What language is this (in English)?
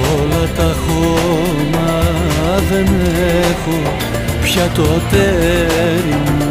Greek